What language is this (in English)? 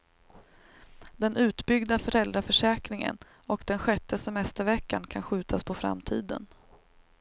Swedish